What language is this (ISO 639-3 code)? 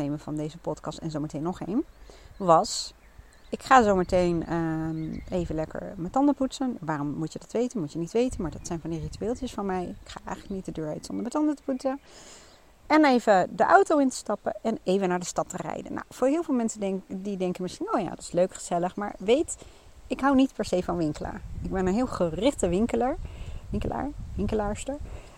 nld